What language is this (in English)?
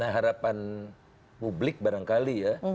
Indonesian